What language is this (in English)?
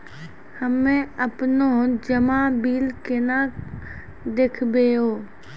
Maithili